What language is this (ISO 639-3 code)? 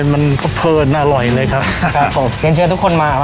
tha